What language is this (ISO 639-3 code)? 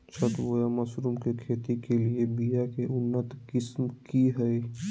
mag